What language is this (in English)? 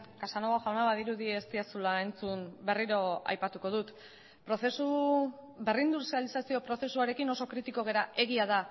Basque